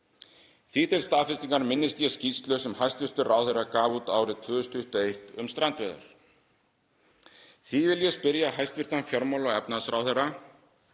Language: Icelandic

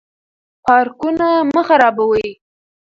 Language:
Pashto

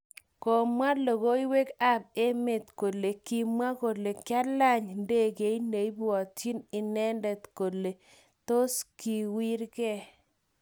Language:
Kalenjin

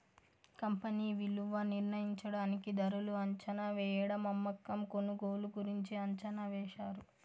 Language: Telugu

